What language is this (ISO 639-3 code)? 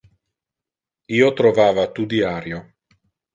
ina